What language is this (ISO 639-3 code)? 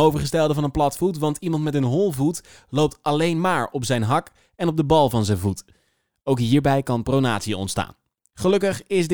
nld